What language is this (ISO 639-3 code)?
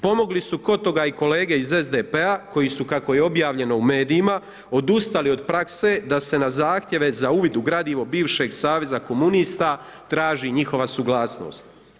hrv